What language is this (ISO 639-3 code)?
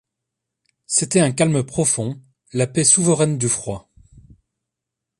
fra